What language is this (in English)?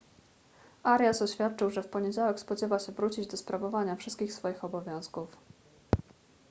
Polish